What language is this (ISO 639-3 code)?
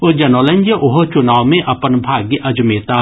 mai